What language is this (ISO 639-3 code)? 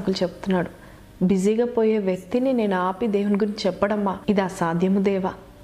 tel